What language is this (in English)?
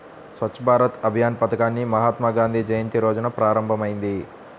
Telugu